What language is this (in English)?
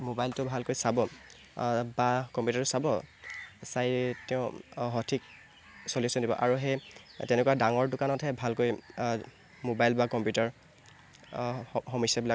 Assamese